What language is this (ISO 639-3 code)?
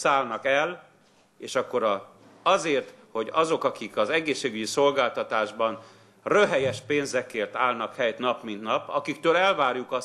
hun